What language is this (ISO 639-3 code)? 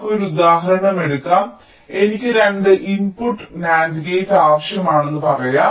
mal